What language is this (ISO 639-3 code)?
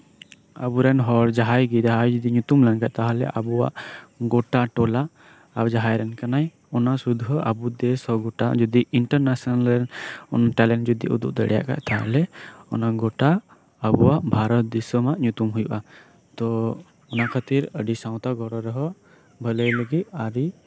sat